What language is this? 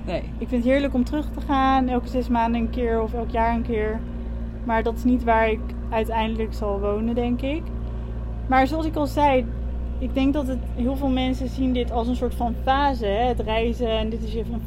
Dutch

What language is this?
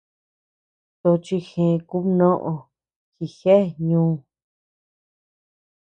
Tepeuxila Cuicatec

